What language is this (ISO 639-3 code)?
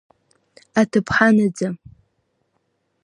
abk